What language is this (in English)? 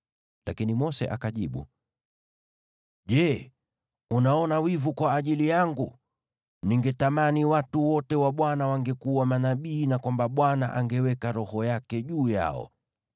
Swahili